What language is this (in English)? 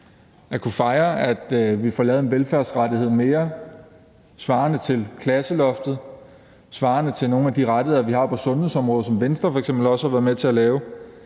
Danish